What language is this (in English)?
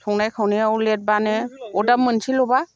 Bodo